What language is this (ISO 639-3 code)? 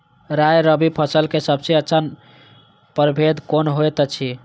mai